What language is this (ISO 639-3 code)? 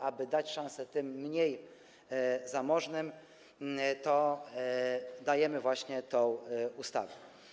pol